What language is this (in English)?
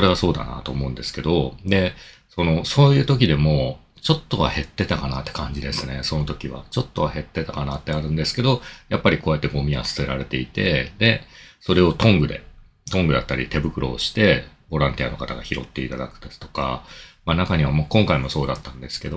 Japanese